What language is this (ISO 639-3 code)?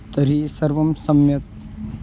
san